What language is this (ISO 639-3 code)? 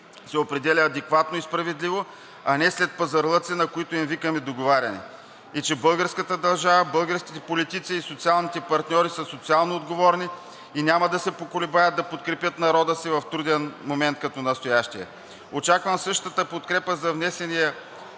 bul